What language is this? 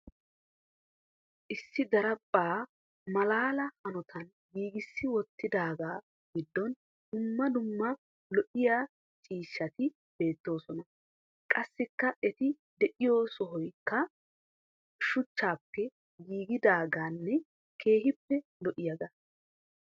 Wolaytta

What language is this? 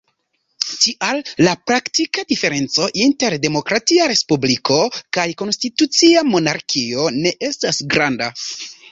Esperanto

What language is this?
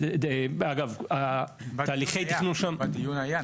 Hebrew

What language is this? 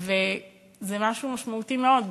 Hebrew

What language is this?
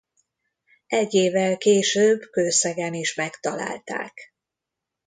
Hungarian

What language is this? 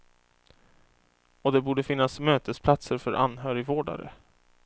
Swedish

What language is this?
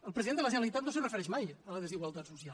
Catalan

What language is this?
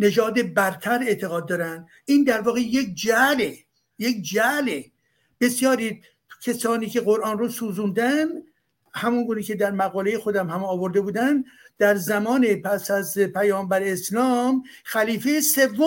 Persian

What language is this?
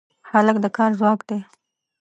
Pashto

